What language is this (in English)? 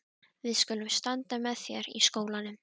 Icelandic